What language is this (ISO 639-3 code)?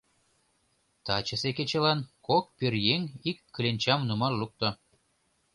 chm